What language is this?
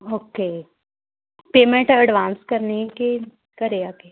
Punjabi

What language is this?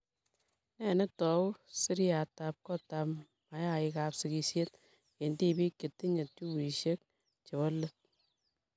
Kalenjin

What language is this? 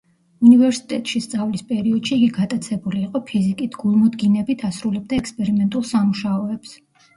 Georgian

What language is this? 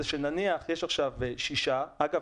Hebrew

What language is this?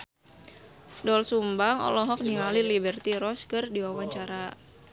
Sundanese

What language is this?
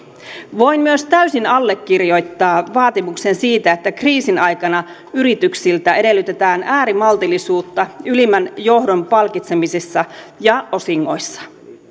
Finnish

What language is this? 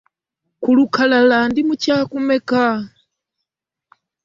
Ganda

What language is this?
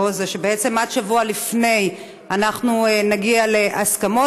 Hebrew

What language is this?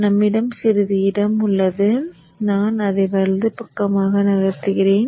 Tamil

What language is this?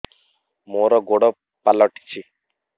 Odia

